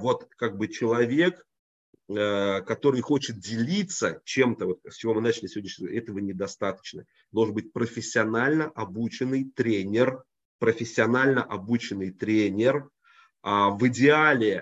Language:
Russian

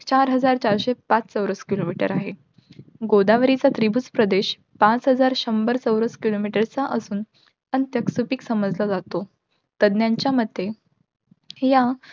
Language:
Marathi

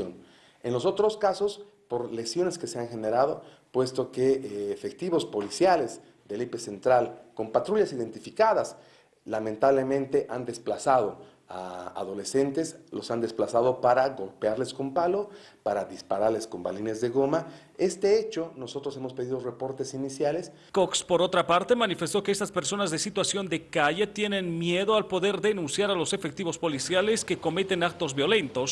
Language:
Spanish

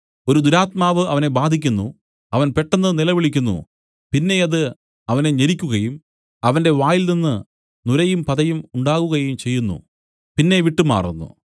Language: Malayalam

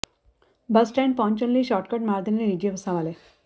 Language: Punjabi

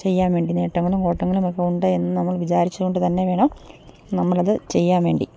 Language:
Malayalam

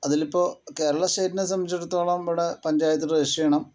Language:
Malayalam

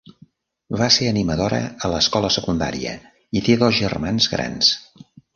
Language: Catalan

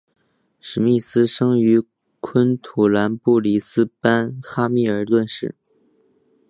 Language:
Chinese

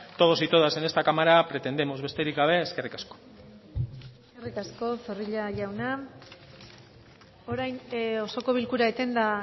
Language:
Basque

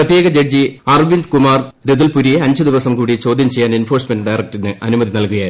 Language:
Malayalam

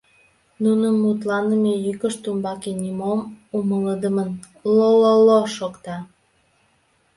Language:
Mari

